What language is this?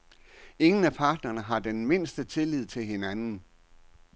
Danish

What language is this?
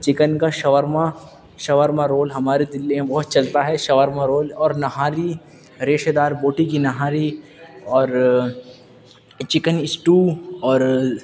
Urdu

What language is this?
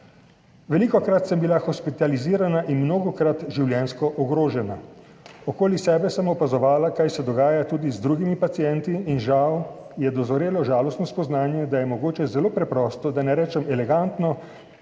Slovenian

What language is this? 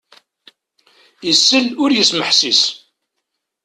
Kabyle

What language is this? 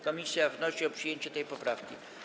Polish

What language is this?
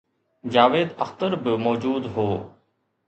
Sindhi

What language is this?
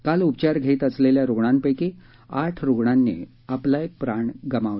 Marathi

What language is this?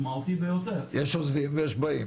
Hebrew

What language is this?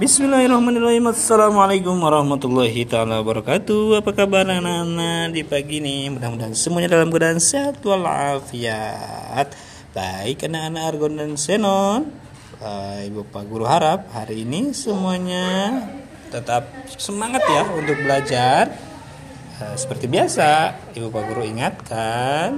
Indonesian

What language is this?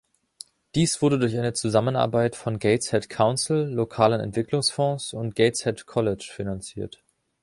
German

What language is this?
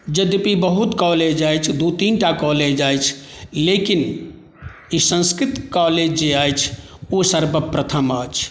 Maithili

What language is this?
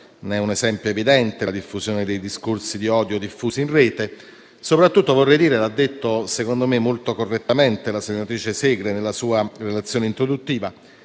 Italian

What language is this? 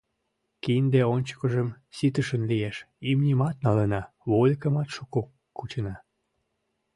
Mari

